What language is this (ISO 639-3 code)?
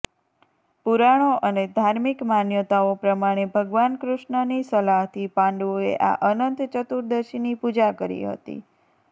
guj